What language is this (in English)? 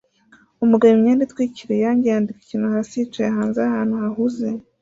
Kinyarwanda